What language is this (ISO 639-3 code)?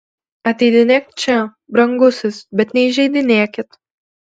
lit